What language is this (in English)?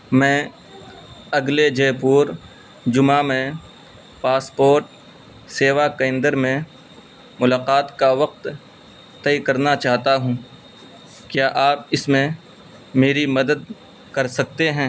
Urdu